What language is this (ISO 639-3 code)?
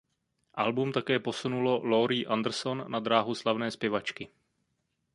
ces